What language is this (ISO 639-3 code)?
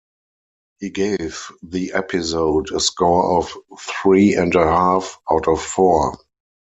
eng